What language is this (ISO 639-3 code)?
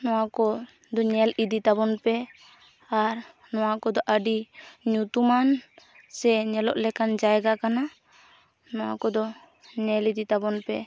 sat